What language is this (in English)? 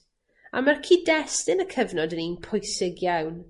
Welsh